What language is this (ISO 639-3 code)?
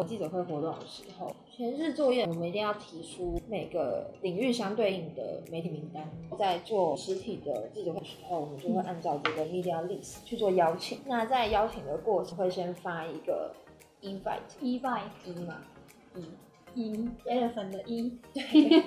zho